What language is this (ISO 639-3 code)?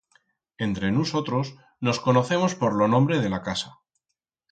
arg